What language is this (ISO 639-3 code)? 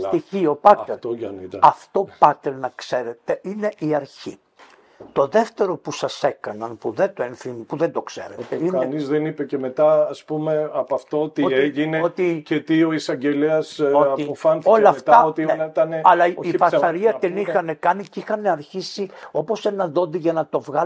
ell